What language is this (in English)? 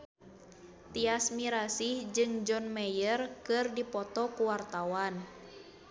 Sundanese